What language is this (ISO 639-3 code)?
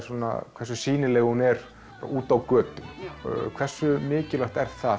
isl